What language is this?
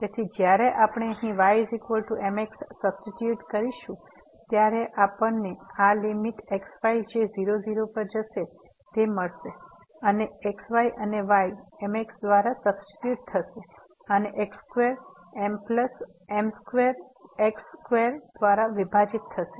Gujarati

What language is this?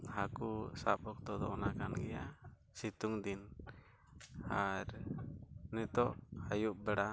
Santali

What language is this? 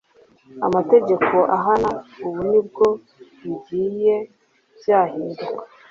Kinyarwanda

